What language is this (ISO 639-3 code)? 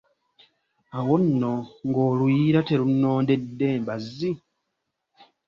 lug